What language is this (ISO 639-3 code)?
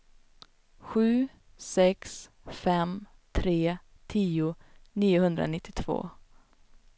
swe